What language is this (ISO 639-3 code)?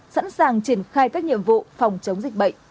vie